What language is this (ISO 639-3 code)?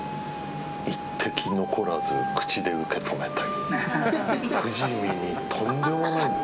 jpn